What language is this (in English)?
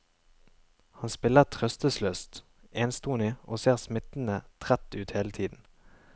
Norwegian